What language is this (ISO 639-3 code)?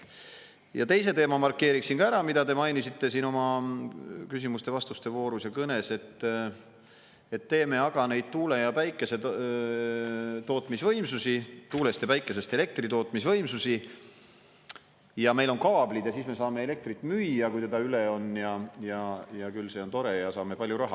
est